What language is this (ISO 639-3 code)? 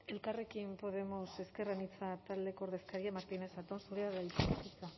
eus